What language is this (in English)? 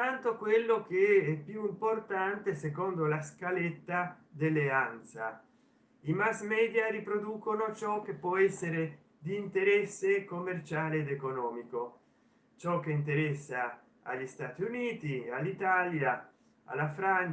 Italian